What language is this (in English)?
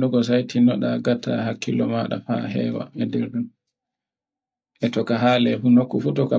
Borgu Fulfulde